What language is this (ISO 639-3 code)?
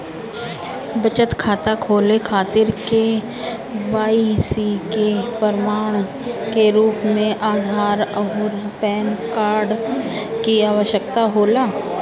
bho